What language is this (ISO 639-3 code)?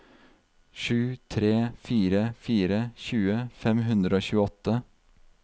nor